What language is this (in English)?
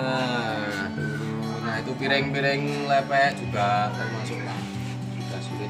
Korean